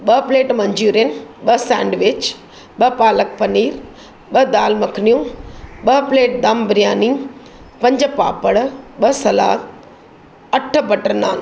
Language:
Sindhi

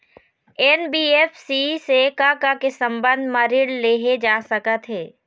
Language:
Chhattisgarhi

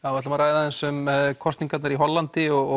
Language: Icelandic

